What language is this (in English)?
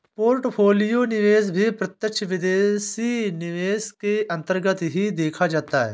Hindi